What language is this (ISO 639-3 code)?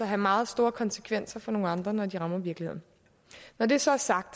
dan